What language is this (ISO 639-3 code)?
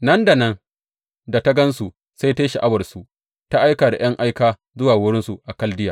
hau